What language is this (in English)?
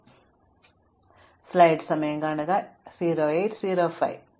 Malayalam